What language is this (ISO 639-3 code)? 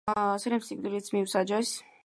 kat